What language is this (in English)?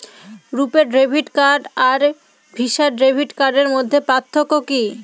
Bangla